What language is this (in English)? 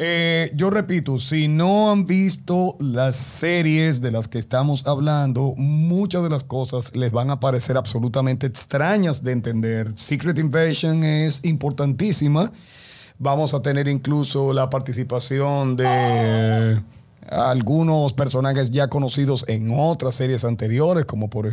Spanish